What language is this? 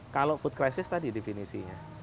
Indonesian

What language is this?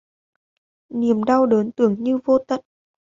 Vietnamese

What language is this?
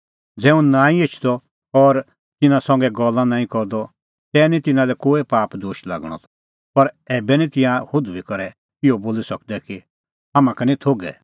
Kullu Pahari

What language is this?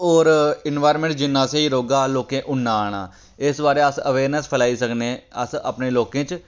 Dogri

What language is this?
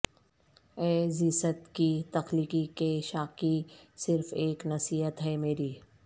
Urdu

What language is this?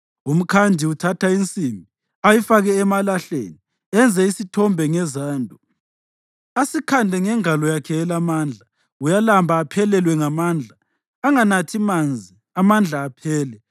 North Ndebele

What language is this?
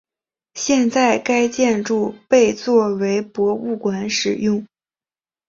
Chinese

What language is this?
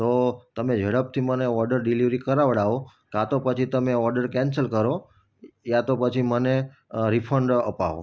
Gujarati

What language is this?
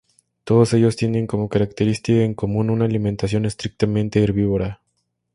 Spanish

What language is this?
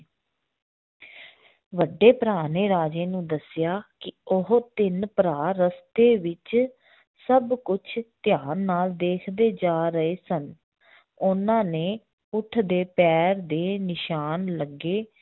Punjabi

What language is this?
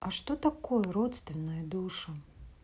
Russian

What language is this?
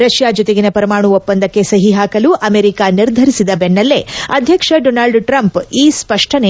Kannada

